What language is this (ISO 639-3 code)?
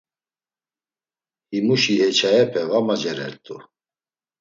lzz